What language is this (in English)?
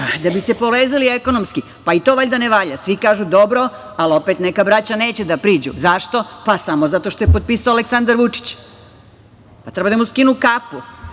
Serbian